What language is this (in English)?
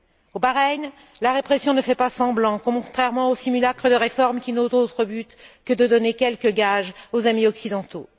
French